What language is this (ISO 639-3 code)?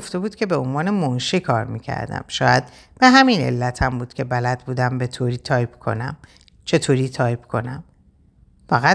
fas